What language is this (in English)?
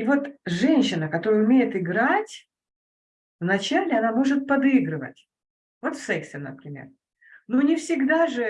Russian